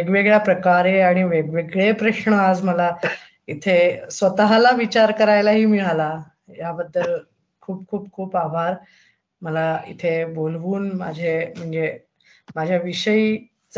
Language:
Marathi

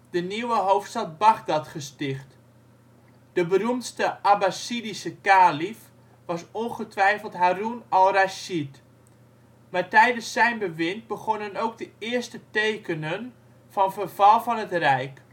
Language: Dutch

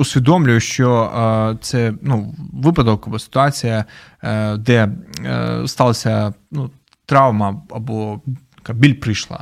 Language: Ukrainian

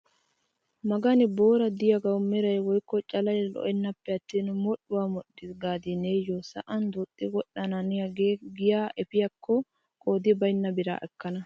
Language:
Wolaytta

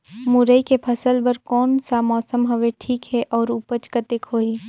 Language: Chhattisgarhi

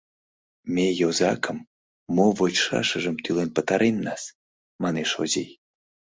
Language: Mari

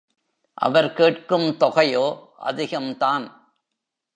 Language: Tamil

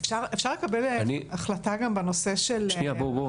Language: Hebrew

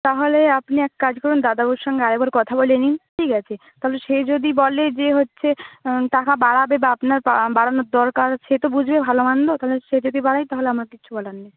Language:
Bangla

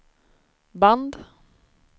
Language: Swedish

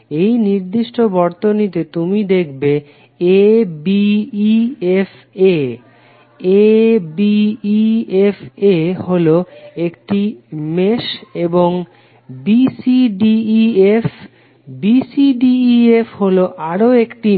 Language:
Bangla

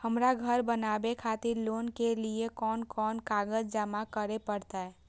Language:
Maithili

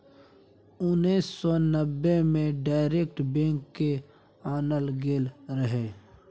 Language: Maithili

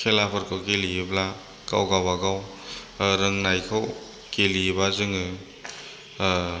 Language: Bodo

